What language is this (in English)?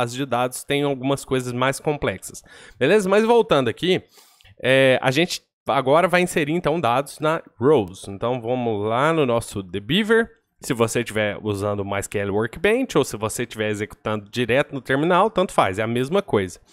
Portuguese